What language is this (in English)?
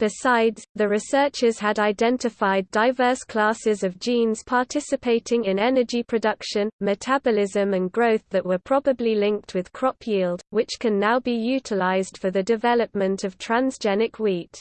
English